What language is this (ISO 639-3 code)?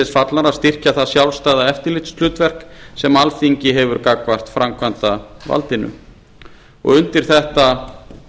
isl